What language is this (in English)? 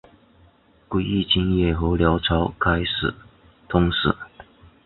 Chinese